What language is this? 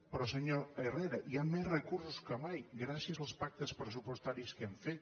Catalan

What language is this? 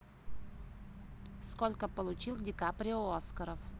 Russian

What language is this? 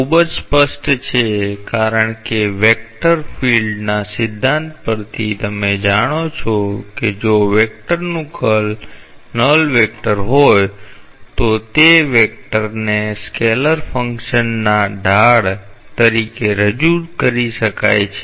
Gujarati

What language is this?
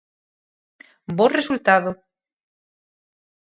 Galician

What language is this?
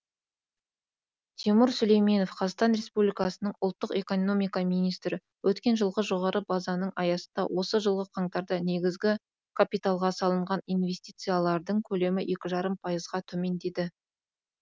Kazakh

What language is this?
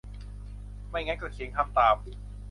Thai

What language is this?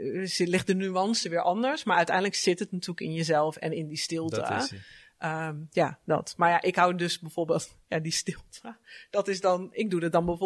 Dutch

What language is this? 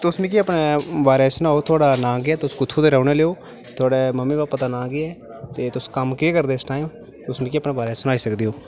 Dogri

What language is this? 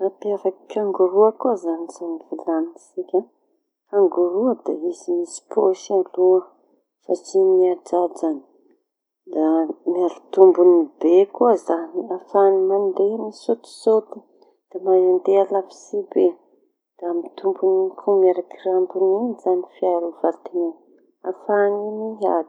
Tanosy Malagasy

